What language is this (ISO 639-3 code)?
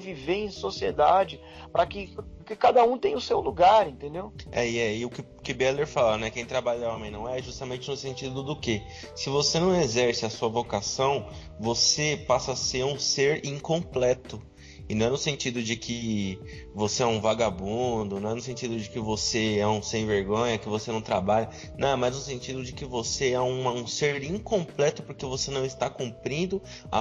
por